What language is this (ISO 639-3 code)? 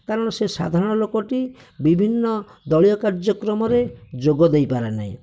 ori